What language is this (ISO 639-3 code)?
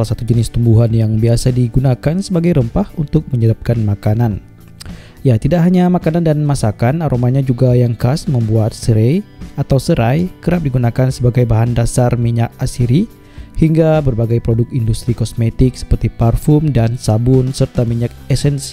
ind